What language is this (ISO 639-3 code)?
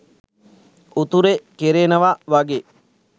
sin